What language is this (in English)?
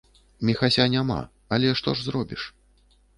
Belarusian